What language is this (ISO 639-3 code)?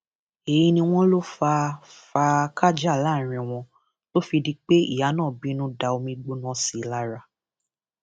yor